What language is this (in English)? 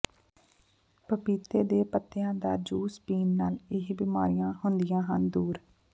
Punjabi